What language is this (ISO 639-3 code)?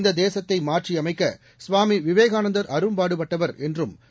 tam